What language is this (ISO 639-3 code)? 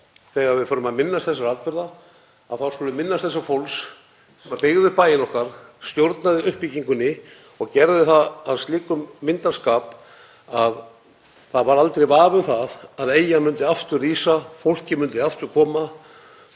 isl